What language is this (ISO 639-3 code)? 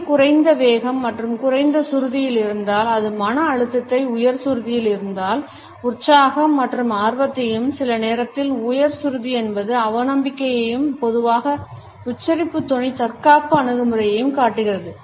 tam